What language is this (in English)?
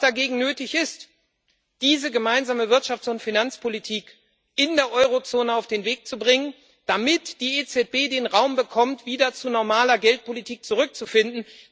German